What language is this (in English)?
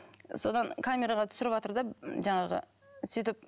Kazakh